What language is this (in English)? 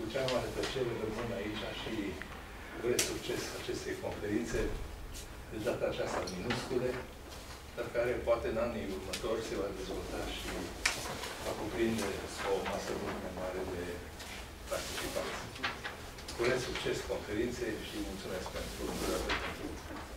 Romanian